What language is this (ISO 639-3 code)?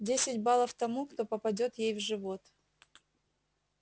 rus